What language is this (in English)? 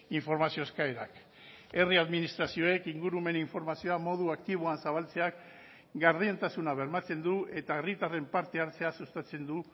Basque